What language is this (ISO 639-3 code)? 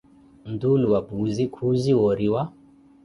eko